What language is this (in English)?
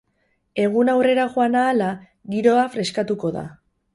Basque